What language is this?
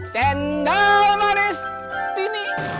Indonesian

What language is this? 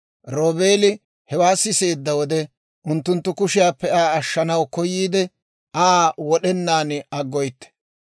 Dawro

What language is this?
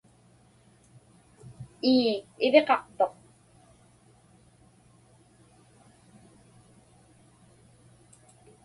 Inupiaq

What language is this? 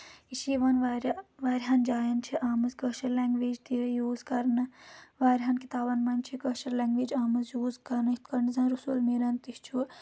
Kashmiri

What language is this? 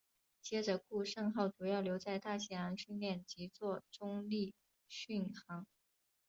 Chinese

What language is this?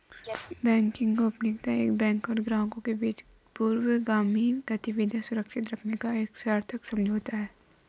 Hindi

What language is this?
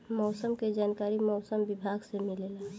Bhojpuri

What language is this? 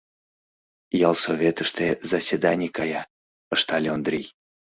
Mari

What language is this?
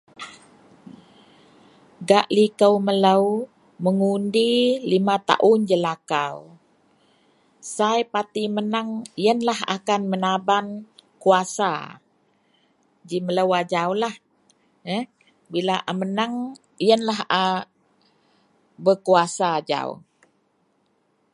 Central Melanau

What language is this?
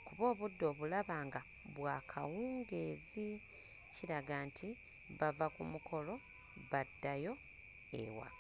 Ganda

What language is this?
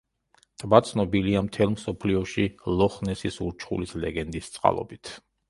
Georgian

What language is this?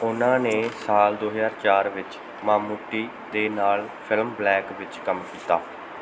Punjabi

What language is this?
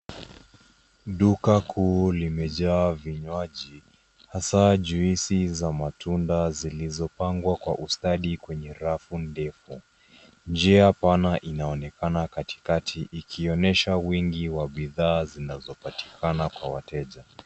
Swahili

